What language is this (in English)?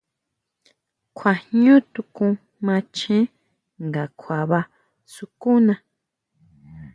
Huautla Mazatec